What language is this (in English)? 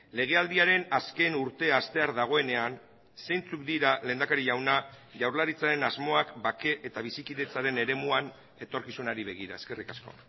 Basque